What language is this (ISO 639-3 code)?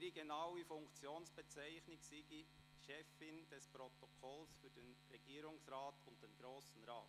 gsw